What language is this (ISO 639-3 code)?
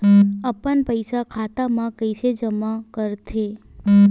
hne